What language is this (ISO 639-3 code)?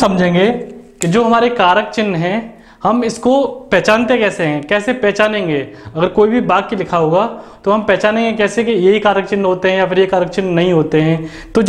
hin